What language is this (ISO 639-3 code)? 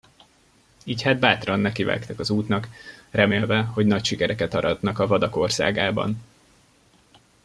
hun